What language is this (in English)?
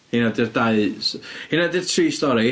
Welsh